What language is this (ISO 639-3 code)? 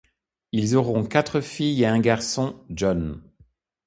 fra